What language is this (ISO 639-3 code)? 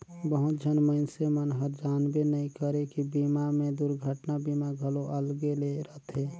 hne